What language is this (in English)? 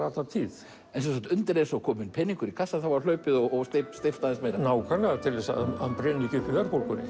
Icelandic